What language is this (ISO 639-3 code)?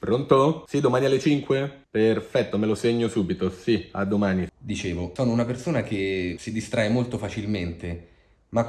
ita